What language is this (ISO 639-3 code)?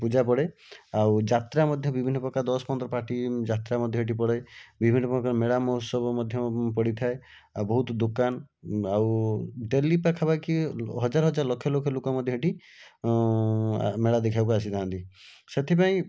ori